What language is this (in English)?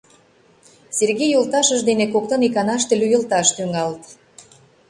Mari